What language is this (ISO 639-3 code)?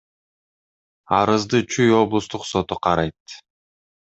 kir